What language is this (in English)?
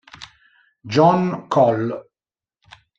Italian